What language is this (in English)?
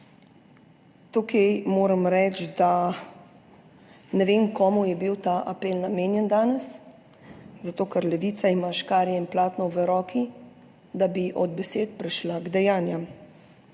Slovenian